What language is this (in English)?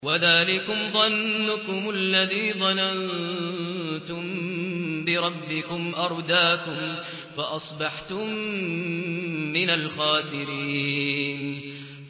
Arabic